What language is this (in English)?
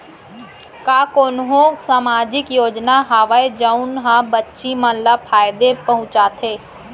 Chhattisgarhi